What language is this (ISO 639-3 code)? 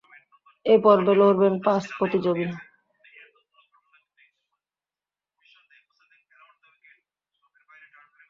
ben